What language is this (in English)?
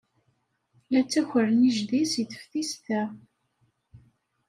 Kabyle